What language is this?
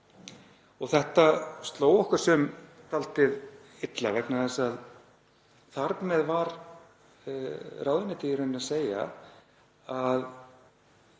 Icelandic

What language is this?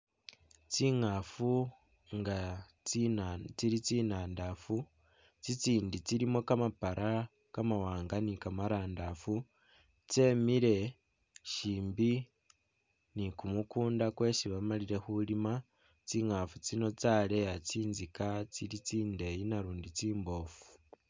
Masaaba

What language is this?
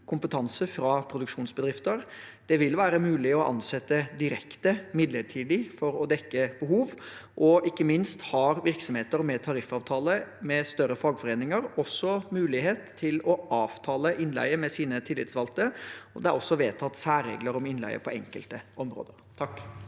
Norwegian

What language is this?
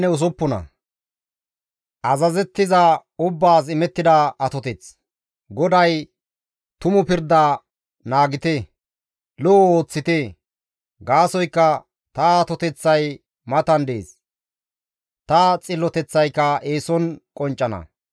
Gamo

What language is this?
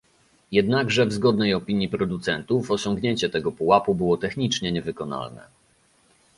Polish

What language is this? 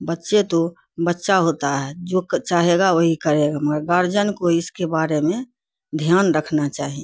Urdu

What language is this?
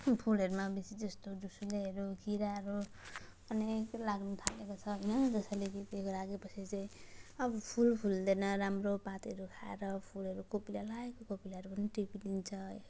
Nepali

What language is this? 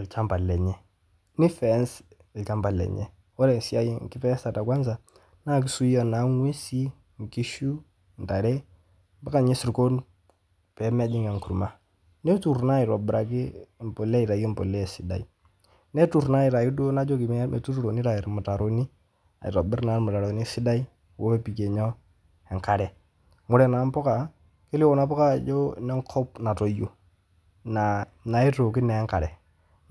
Masai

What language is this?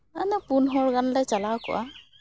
Santali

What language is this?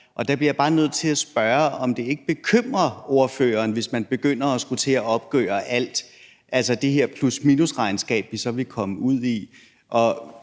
Danish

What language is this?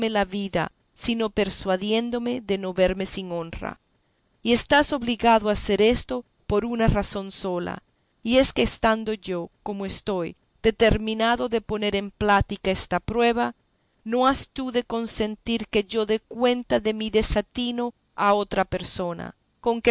Spanish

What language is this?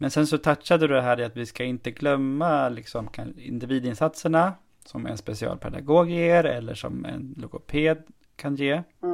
Swedish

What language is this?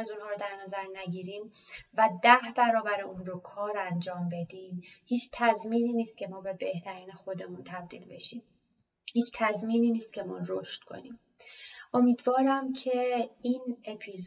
Persian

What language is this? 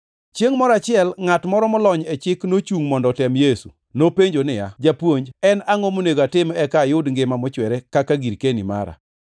Luo (Kenya and Tanzania)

